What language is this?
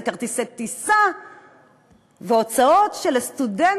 Hebrew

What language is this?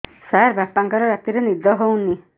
Odia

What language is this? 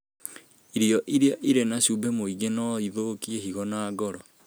Kikuyu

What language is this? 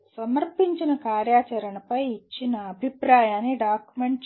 Telugu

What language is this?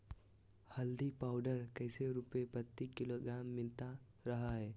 Magahi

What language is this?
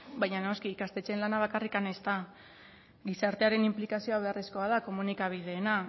Basque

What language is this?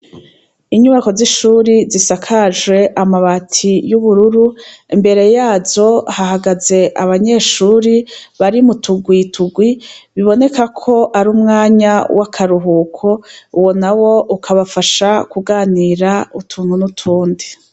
Rundi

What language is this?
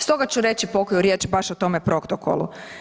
Croatian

